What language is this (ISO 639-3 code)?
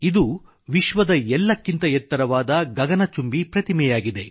kan